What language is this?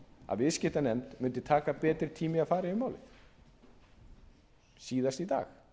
Icelandic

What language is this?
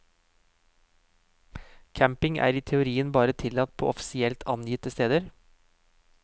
Norwegian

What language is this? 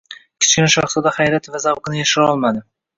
Uzbek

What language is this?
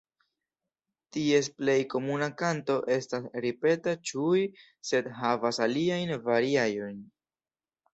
Esperanto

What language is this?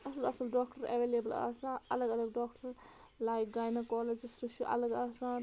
Kashmiri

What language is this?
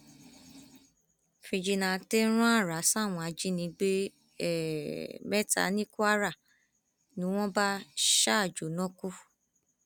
Yoruba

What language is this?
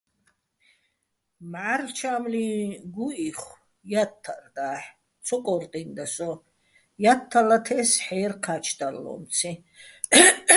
Bats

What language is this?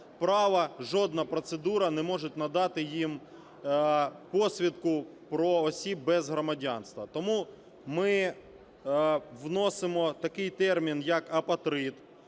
Ukrainian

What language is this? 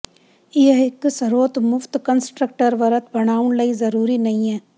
Punjabi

